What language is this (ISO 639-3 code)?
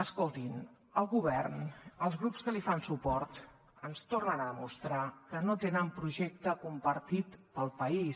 cat